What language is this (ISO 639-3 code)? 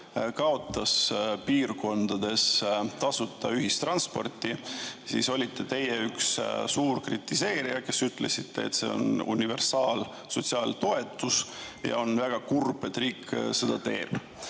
est